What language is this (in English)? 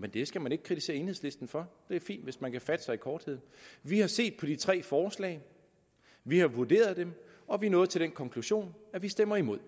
Danish